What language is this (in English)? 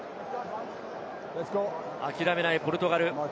Japanese